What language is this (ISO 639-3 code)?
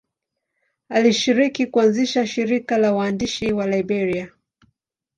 swa